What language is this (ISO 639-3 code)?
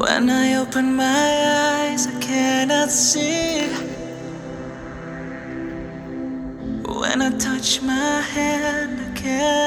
msa